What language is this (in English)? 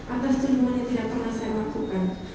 Indonesian